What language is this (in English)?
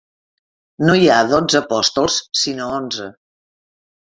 Catalan